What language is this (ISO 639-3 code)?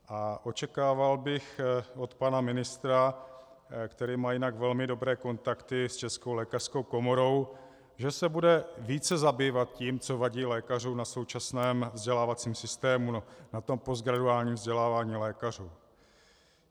ces